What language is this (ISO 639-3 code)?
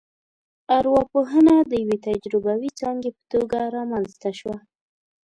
pus